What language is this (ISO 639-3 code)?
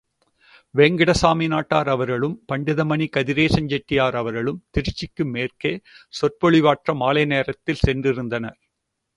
tam